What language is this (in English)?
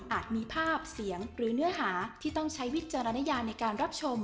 Thai